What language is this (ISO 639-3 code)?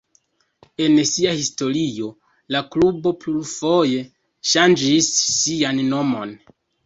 epo